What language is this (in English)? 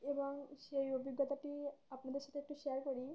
Bangla